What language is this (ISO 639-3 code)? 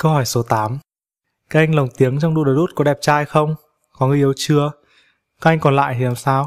vie